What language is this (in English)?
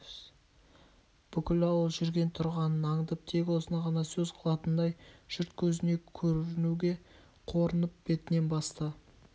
Kazakh